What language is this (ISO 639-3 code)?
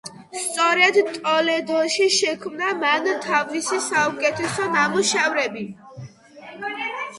kat